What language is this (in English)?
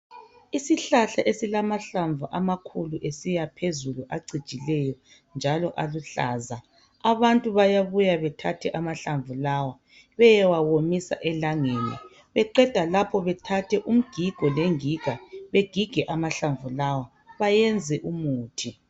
North Ndebele